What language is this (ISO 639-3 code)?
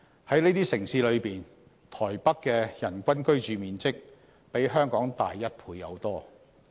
yue